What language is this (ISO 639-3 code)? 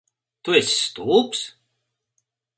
lav